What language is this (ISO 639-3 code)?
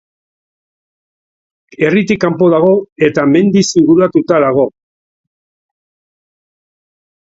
eus